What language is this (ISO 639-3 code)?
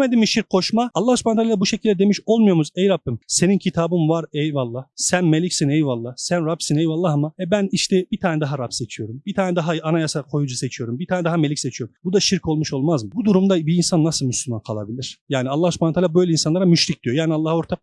tur